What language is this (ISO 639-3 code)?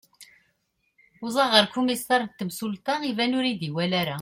kab